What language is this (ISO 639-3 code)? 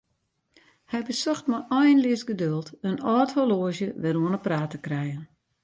fry